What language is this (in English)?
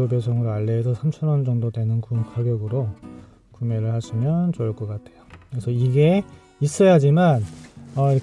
Korean